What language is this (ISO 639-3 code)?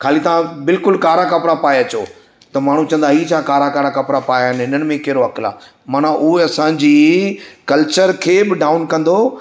snd